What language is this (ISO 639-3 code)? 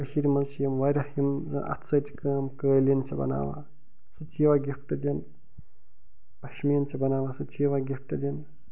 kas